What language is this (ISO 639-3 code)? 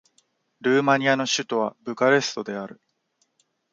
jpn